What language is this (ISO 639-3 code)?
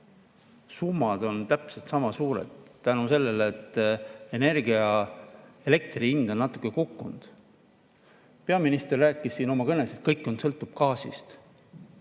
est